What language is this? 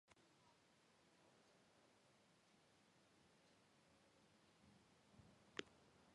Georgian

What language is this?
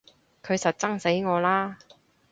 Cantonese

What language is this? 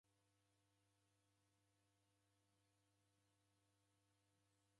Taita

